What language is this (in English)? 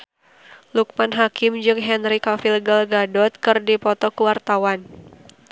Sundanese